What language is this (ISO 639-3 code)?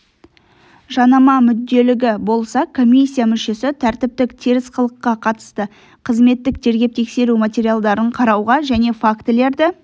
kaz